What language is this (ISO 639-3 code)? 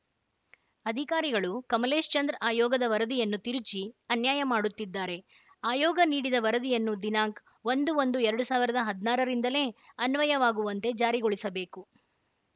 kan